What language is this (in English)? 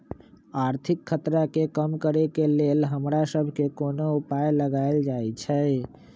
Magahi